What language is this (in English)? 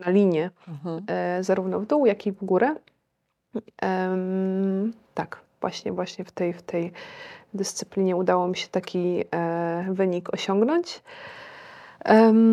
Polish